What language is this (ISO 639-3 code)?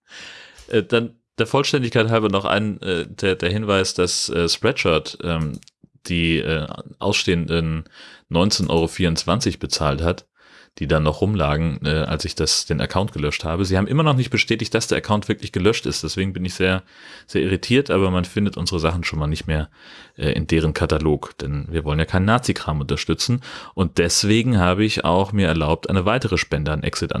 deu